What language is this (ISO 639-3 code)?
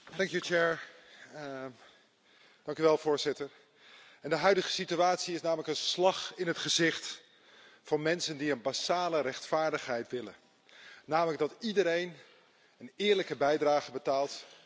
nld